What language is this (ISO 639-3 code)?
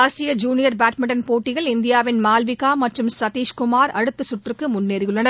tam